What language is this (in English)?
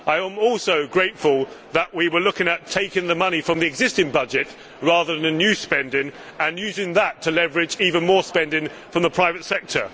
English